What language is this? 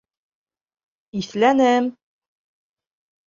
Bashkir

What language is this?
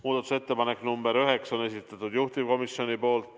Estonian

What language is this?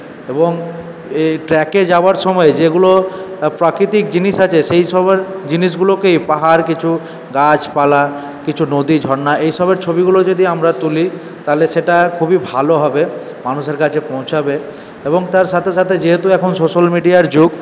Bangla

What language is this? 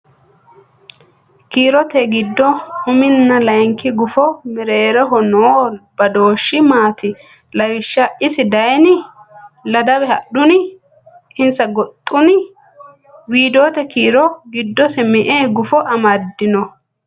Sidamo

